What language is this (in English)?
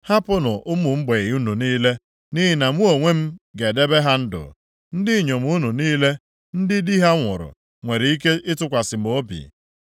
Igbo